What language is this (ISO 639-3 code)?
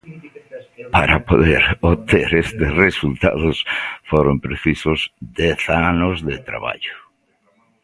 glg